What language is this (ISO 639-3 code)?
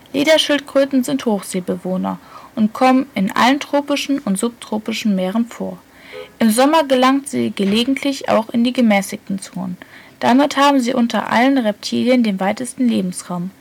deu